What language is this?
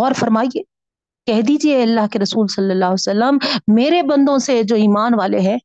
Urdu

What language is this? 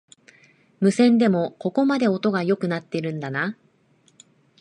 Japanese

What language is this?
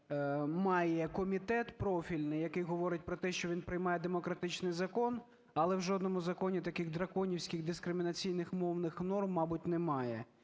Ukrainian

